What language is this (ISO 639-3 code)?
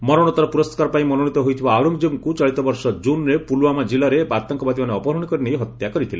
ori